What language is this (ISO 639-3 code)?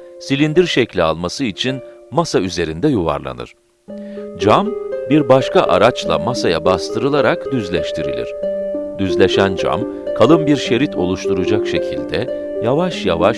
tur